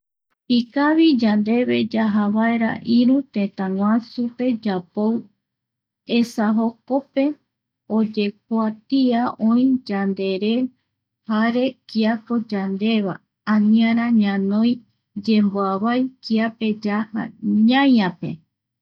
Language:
Eastern Bolivian Guaraní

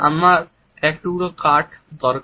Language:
Bangla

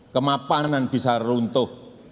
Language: Indonesian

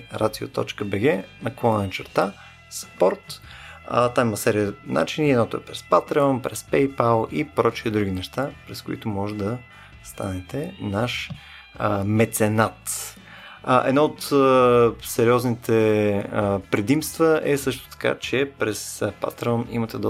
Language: Bulgarian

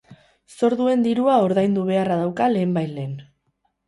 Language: Basque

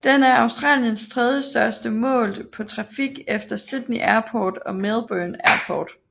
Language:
Danish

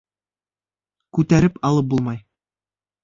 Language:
Bashkir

